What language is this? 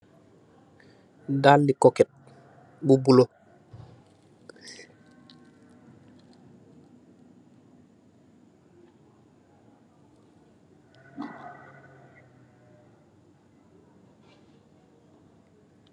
Wolof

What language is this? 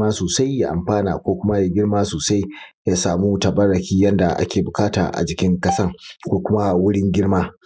Hausa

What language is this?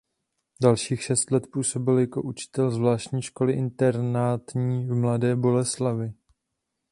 Czech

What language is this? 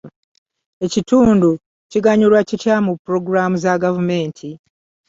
Ganda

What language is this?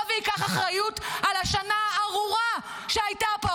Hebrew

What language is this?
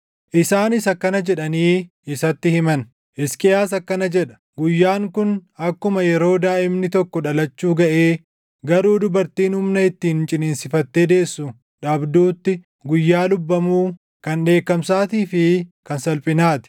Oromo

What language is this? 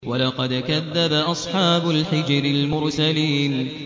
Arabic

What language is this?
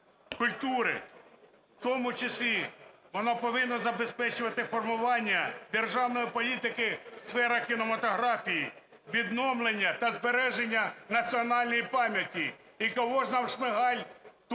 Ukrainian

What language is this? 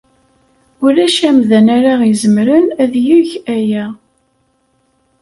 Kabyle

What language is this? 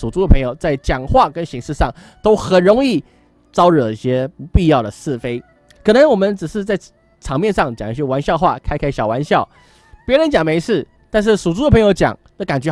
Chinese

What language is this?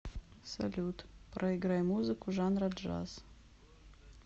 Russian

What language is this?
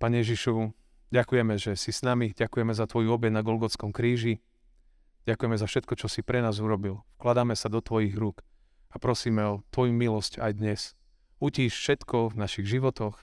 Slovak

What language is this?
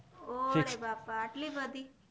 Gujarati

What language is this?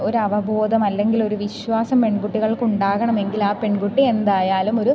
Malayalam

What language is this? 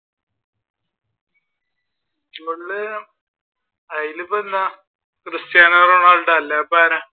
Malayalam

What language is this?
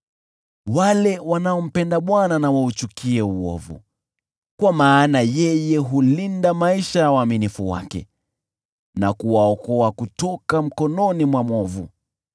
Swahili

